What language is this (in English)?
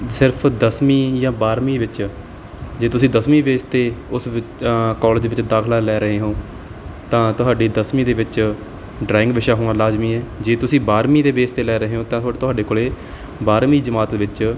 Punjabi